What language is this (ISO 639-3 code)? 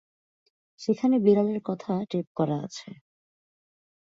ben